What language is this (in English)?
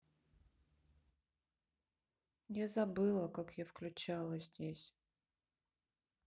Russian